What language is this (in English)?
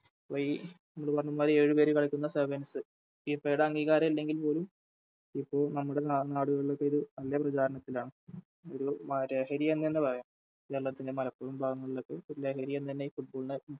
Malayalam